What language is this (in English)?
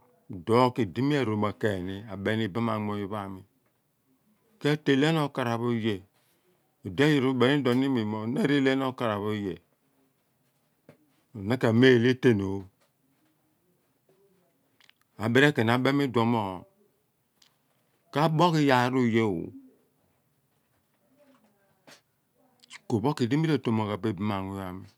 Abua